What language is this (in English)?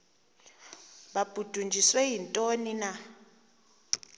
Xhosa